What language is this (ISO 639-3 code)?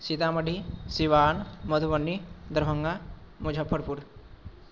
mai